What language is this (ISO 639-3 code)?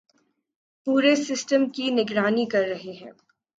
urd